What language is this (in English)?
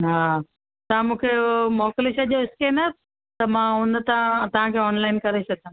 Sindhi